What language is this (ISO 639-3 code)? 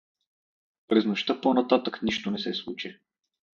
bul